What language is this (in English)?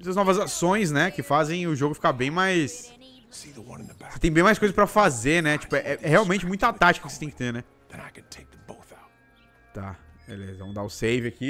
Portuguese